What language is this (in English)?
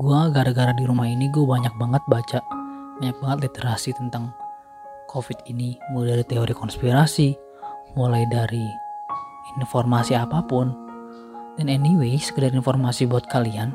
Indonesian